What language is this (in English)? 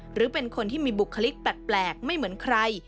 Thai